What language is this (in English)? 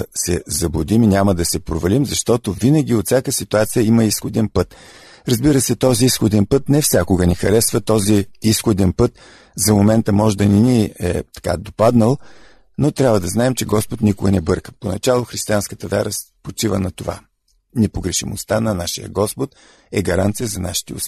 Bulgarian